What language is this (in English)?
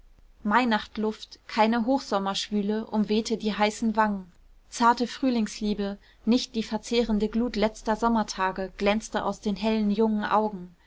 German